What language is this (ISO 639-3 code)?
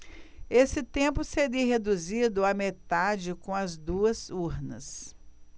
por